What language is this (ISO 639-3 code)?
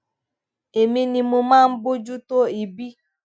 yor